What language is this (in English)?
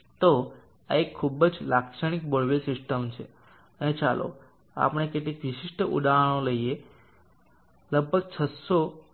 Gujarati